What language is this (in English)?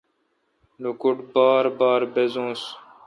Kalkoti